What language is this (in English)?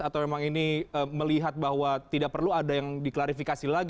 Indonesian